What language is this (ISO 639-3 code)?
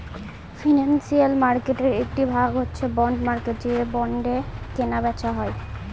ben